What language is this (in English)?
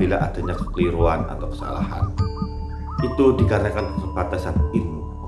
Indonesian